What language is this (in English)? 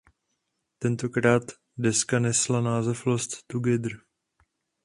Czech